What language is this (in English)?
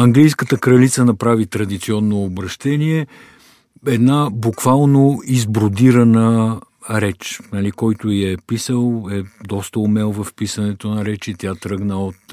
Bulgarian